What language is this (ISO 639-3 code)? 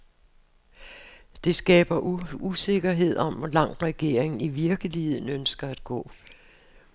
dan